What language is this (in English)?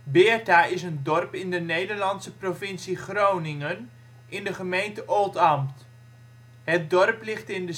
Dutch